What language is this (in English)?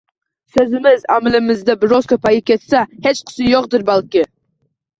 Uzbek